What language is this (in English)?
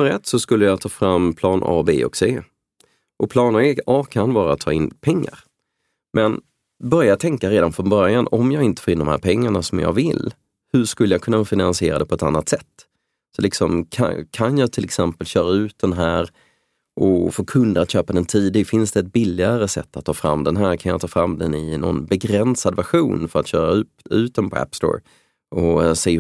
Swedish